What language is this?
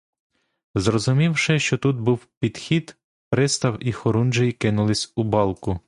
Ukrainian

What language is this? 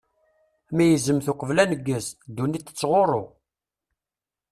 Kabyle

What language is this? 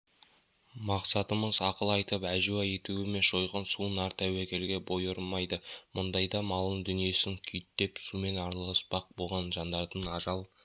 Kazakh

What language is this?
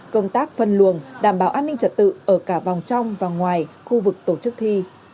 Vietnamese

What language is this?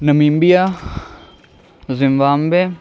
Urdu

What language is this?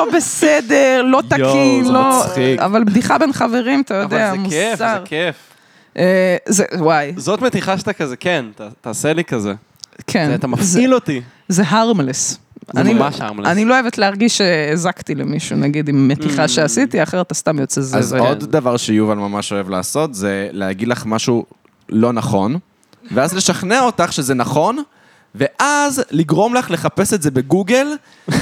Hebrew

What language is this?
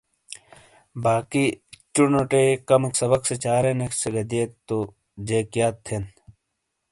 Shina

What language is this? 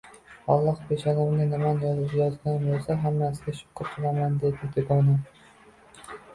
Uzbek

